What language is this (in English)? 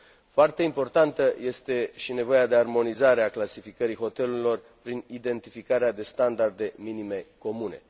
Romanian